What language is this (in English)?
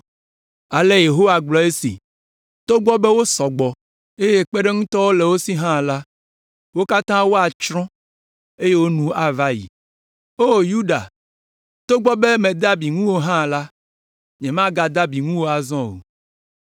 Ewe